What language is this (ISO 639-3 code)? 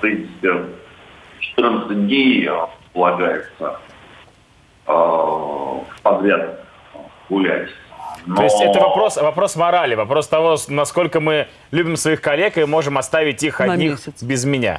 rus